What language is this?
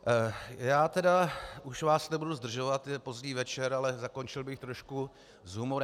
Czech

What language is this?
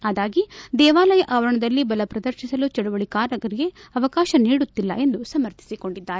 Kannada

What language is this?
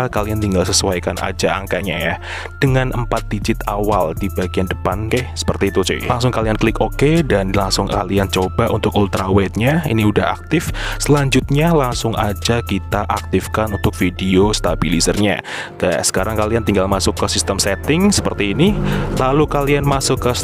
Indonesian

